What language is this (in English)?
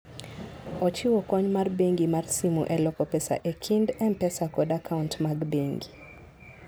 Luo (Kenya and Tanzania)